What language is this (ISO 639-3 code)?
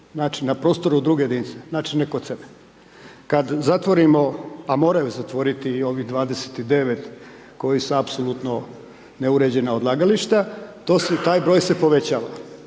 hrv